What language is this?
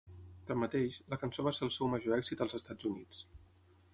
Catalan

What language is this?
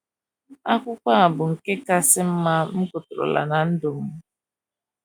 Igbo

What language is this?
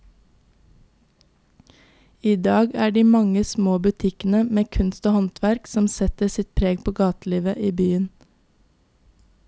Norwegian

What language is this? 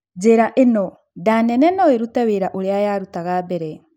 Kikuyu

